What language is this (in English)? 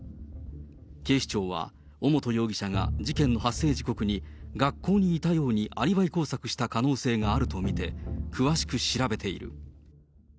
Japanese